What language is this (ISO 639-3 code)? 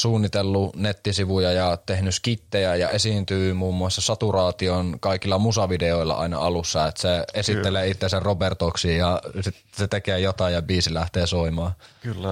fin